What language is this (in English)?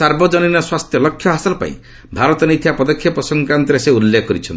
Odia